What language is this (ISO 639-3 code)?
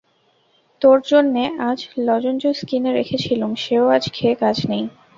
ben